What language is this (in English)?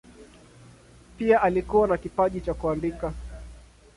Swahili